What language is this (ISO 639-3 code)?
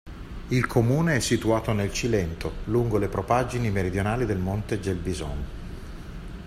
ita